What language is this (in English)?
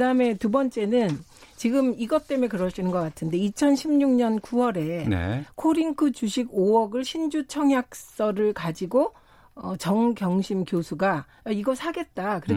Korean